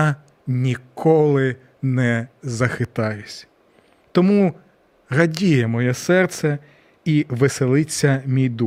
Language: Ukrainian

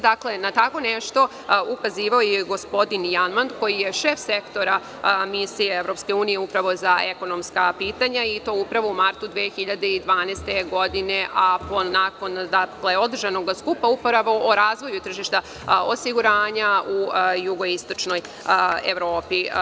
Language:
Serbian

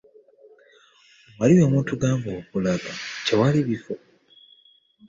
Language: Ganda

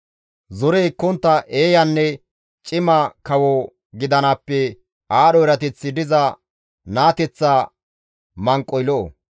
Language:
Gamo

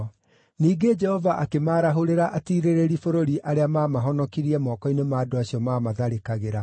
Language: Kikuyu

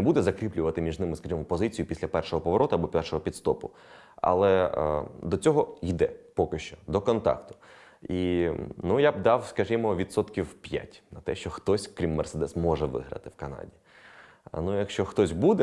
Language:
Ukrainian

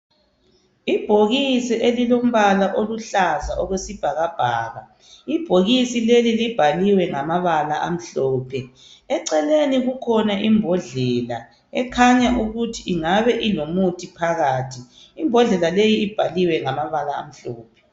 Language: North Ndebele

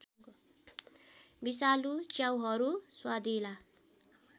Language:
Nepali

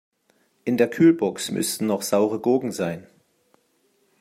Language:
German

